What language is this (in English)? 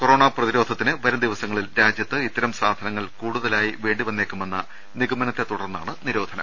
Malayalam